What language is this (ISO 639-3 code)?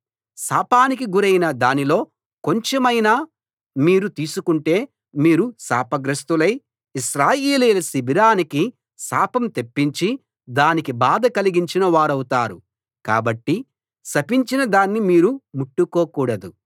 tel